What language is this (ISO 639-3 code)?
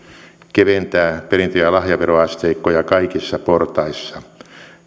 fin